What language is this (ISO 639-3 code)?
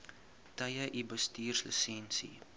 afr